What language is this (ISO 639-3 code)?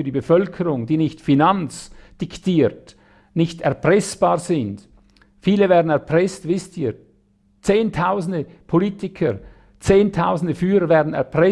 deu